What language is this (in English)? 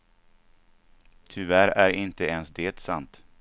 Swedish